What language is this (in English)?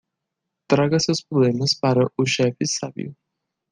Portuguese